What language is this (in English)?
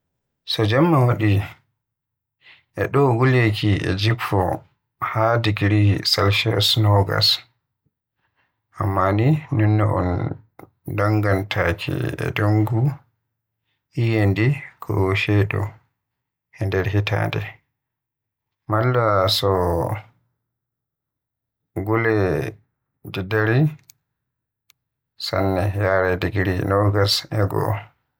Western Niger Fulfulde